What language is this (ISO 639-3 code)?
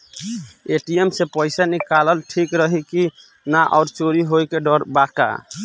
bho